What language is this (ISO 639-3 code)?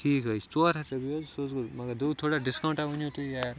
kas